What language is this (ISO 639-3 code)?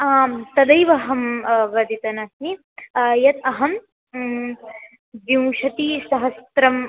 san